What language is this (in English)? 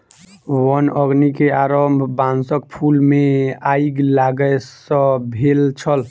Maithili